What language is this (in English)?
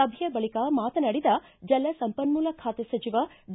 Kannada